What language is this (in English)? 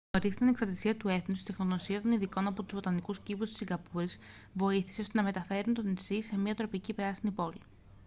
Greek